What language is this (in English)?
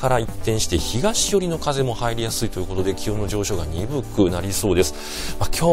Japanese